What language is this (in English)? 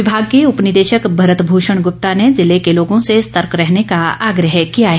Hindi